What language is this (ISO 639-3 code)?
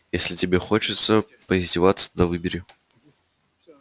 rus